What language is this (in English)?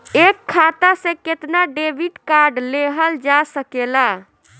Bhojpuri